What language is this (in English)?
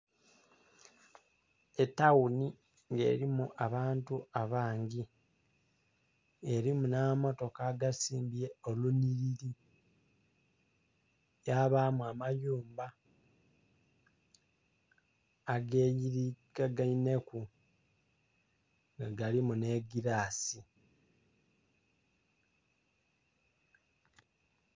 Soga